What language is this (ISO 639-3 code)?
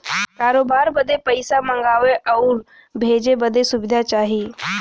bho